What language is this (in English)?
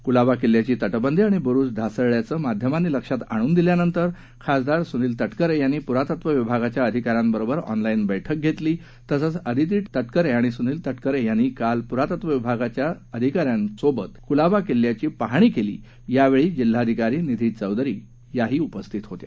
Marathi